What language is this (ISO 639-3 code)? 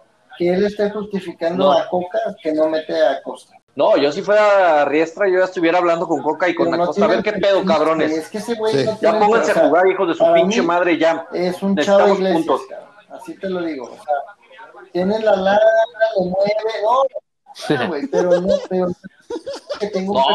spa